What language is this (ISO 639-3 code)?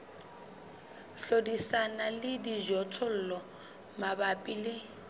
sot